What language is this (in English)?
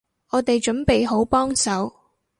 Cantonese